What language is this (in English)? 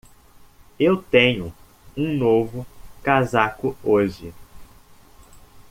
Portuguese